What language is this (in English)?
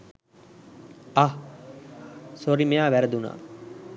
Sinhala